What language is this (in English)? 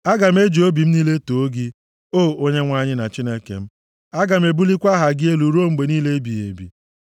Igbo